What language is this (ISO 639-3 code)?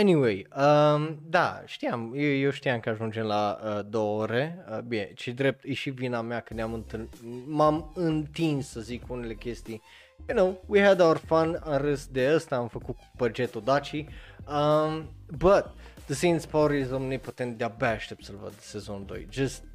ron